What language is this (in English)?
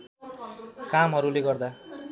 Nepali